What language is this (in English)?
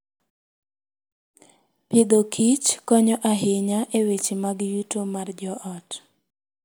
Luo (Kenya and Tanzania)